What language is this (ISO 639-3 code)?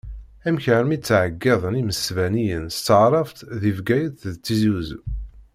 kab